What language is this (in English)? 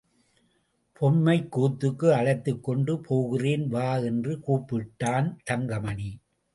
Tamil